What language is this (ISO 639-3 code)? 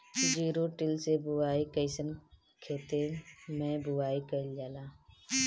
bho